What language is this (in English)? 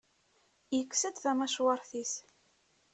Kabyle